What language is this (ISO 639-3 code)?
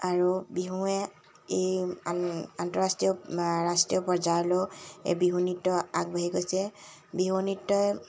asm